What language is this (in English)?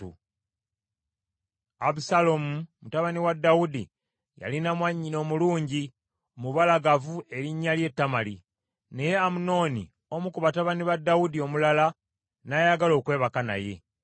Ganda